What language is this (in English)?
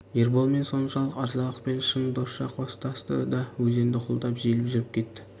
Kazakh